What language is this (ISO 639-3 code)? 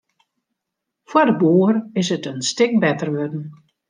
fry